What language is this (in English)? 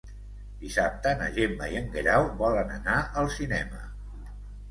Catalan